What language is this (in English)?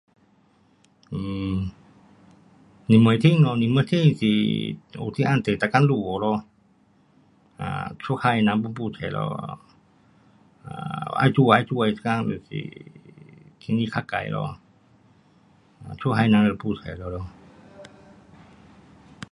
Pu-Xian Chinese